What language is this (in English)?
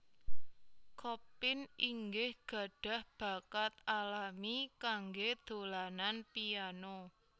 Javanese